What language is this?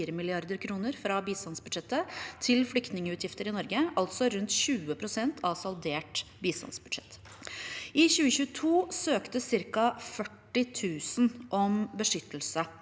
Norwegian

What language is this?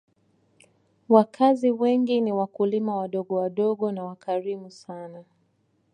Swahili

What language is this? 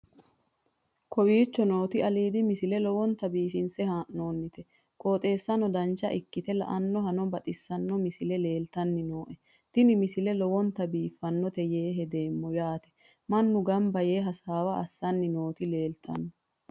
Sidamo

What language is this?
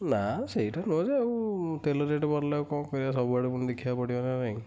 Odia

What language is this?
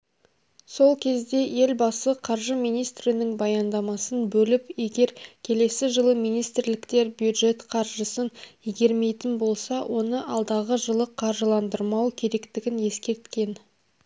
Kazakh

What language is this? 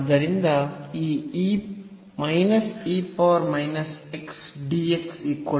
Kannada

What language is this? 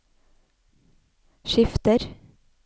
Norwegian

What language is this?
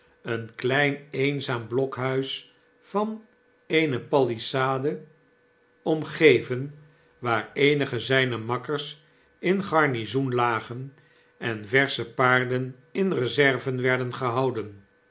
Dutch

